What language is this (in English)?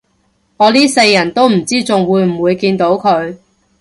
Cantonese